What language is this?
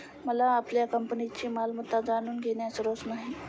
Marathi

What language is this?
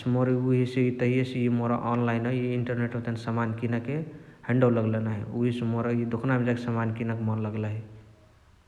Chitwania Tharu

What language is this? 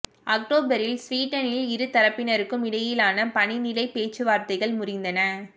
Tamil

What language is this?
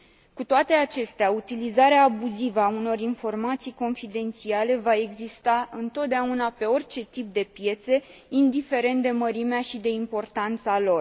Romanian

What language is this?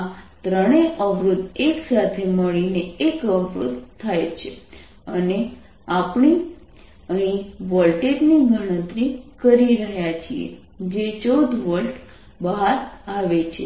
Gujarati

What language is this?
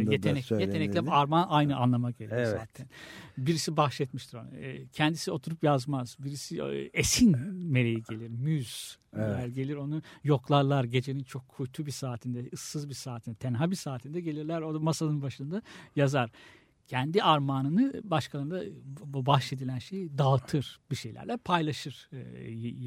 Turkish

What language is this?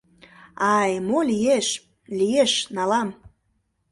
Mari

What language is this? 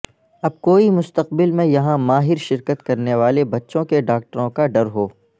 Urdu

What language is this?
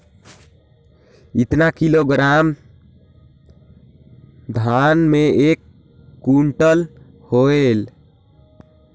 Chhattisgarhi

